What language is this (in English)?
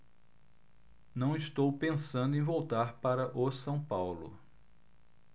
Portuguese